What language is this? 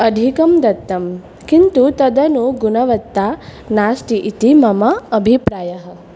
Sanskrit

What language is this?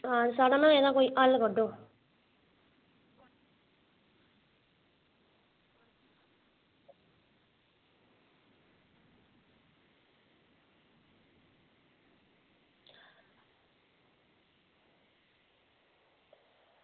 Dogri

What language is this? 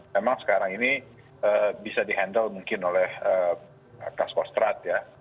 Indonesian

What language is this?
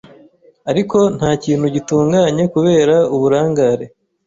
Kinyarwanda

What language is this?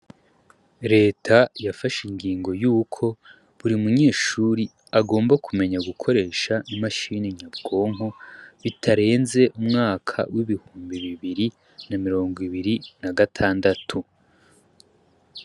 Rundi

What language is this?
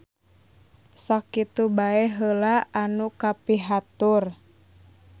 Sundanese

